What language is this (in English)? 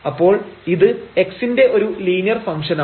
Malayalam